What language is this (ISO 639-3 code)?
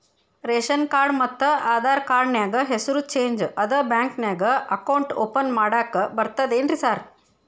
kan